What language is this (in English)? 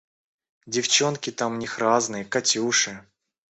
Russian